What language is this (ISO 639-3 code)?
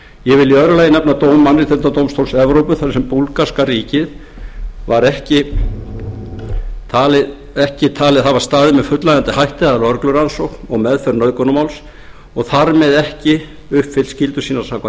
isl